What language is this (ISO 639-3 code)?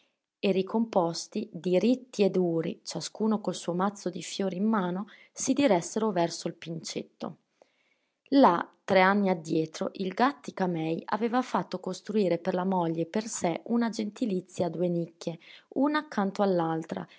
ita